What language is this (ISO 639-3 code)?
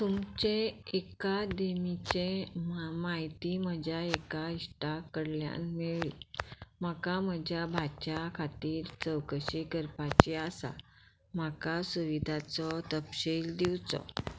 kok